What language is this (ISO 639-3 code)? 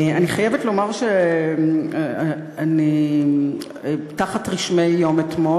heb